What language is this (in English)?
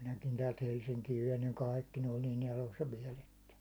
Finnish